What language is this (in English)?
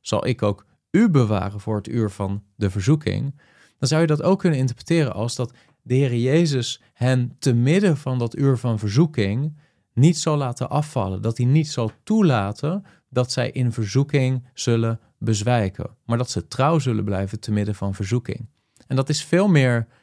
Dutch